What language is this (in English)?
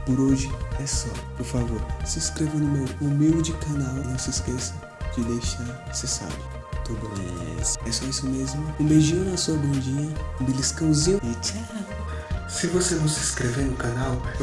Portuguese